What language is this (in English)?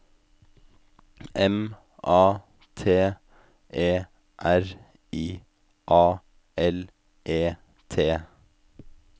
Norwegian